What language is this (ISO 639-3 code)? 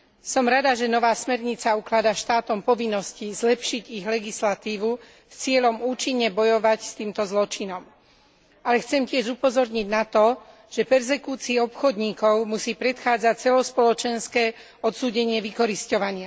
slk